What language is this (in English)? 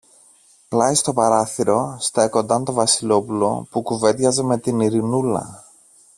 Greek